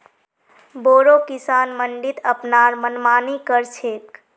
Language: Magahi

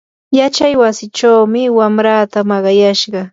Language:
Yanahuanca Pasco Quechua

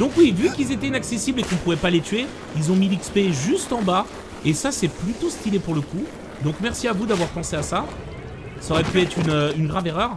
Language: French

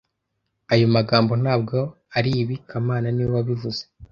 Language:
Kinyarwanda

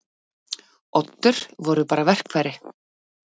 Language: Icelandic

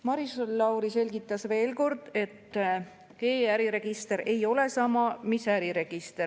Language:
Estonian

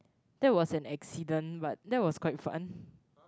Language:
English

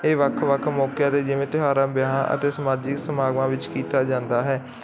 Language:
Punjabi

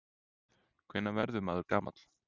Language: Icelandic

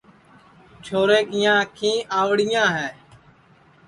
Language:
Sansi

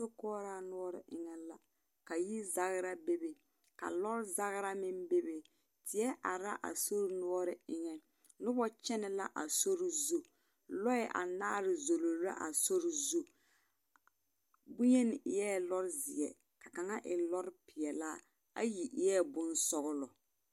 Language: Southern Dagaare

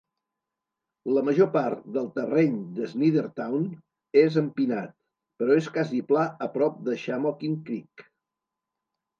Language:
Catalan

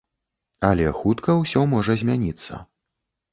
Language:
Belarusian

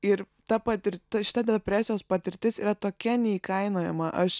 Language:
Lithuanian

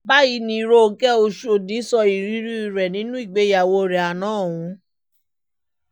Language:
Yoruba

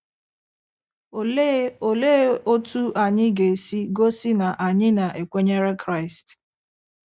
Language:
Igbo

